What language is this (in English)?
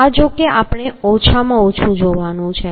Gujarati